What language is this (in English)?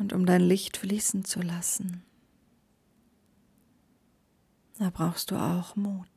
German